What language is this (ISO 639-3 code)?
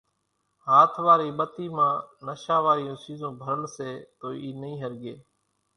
gjk